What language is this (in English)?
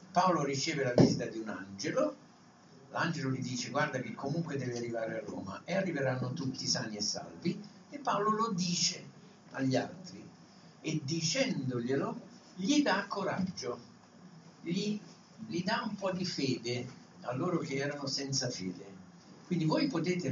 Italian